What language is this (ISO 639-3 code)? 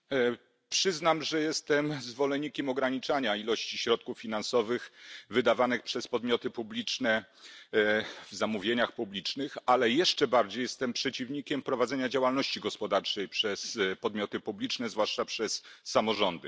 pol